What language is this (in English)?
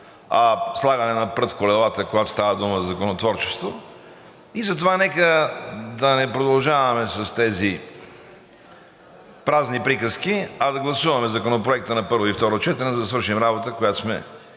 Bulgarian